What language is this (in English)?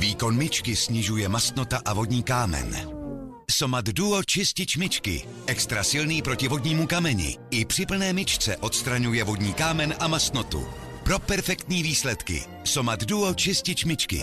Czech